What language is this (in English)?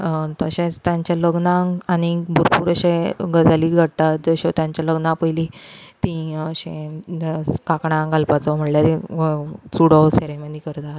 Konkani